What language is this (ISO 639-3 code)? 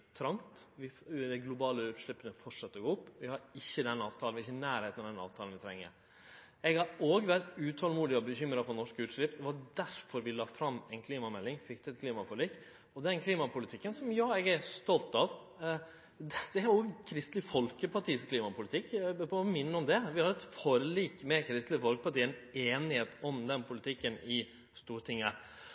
nno